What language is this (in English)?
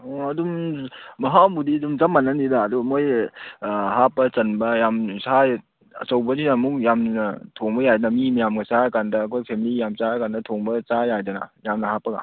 Manipuri